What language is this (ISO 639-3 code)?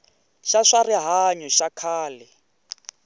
tso